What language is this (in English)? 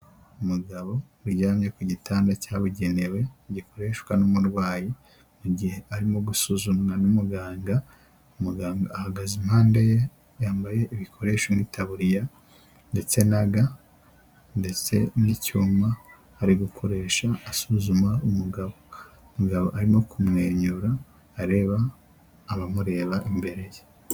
Kinyarwanda